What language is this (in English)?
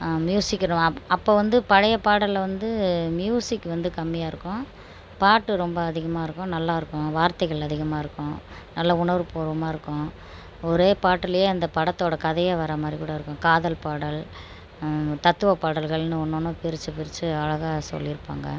Tamil